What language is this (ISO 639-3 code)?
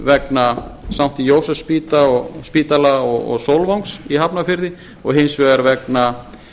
isl